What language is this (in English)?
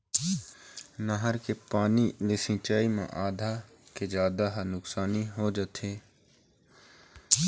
Chhattisgarhi